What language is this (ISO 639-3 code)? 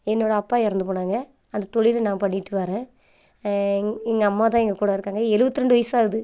tam